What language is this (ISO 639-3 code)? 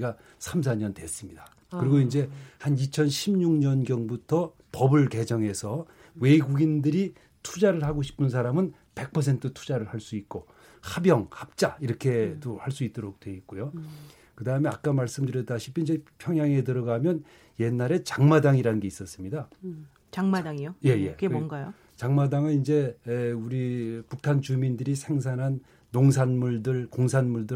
kor